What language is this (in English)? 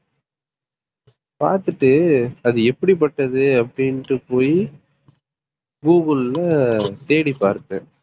Tamil